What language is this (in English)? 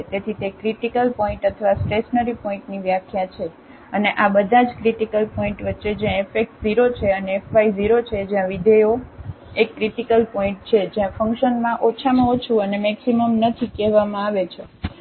Gujarati